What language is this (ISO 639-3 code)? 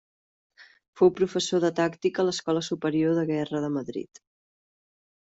cat